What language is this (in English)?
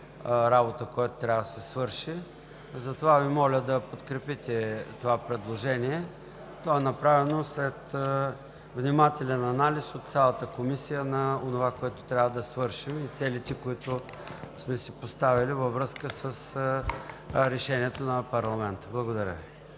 Bulgarian